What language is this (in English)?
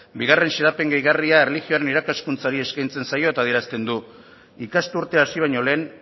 Basque